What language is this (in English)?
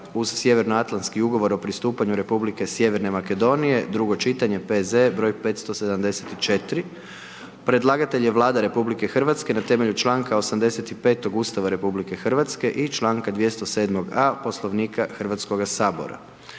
Croatian